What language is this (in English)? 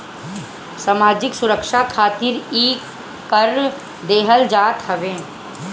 Bhojpuri